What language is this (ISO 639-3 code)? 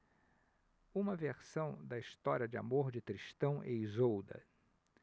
por